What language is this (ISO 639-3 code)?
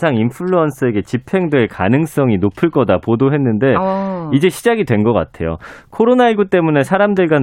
kor